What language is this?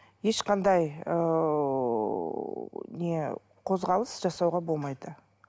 Kazakh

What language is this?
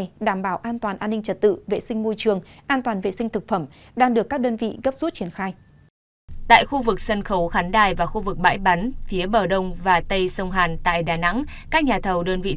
Vietnamese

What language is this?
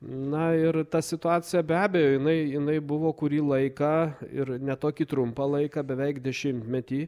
Lithuanian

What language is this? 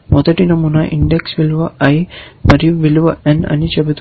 Telugu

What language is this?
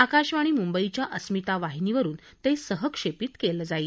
Marathi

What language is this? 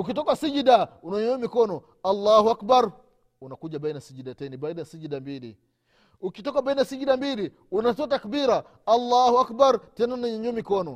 Swahili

